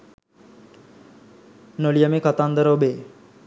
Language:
Sinhala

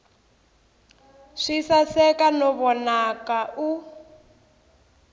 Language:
Tsonga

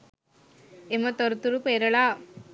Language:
Sinhala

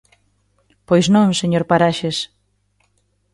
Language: Galician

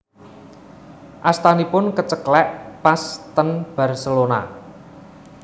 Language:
Javanese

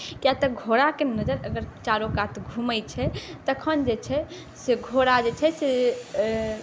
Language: Maithili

